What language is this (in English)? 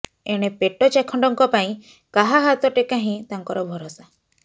Odia